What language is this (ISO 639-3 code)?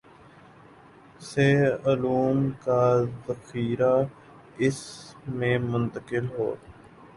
urd